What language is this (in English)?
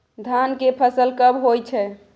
Maithili